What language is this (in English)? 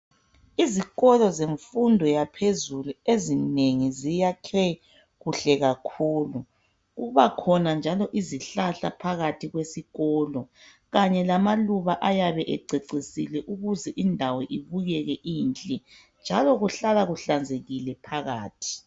North Ndebele